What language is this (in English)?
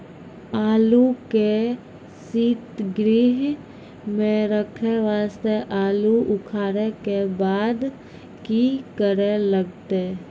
Maithili